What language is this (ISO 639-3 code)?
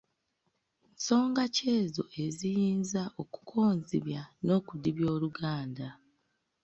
lug